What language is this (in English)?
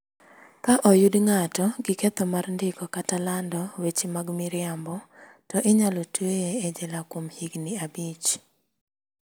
Luo (Kenya and Tanzania)